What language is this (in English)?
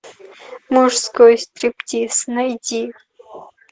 Russian